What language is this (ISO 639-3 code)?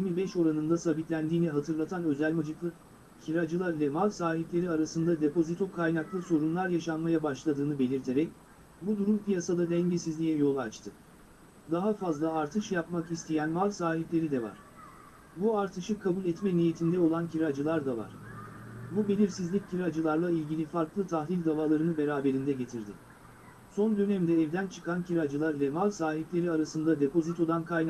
tur